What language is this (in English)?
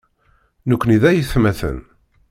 Kabyle